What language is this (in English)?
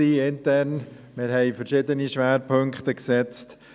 Swiss German